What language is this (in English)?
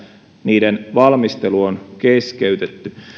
Finnish